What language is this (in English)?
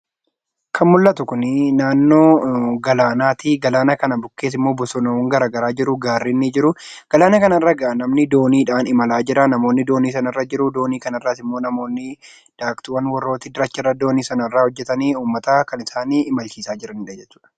Oromo